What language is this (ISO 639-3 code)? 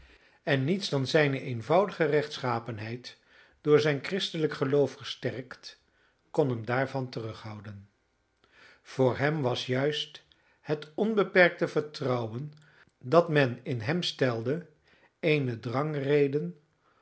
nld